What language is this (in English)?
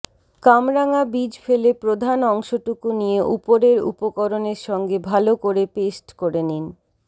Bangla